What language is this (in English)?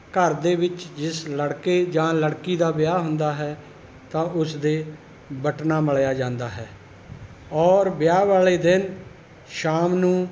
Punjabi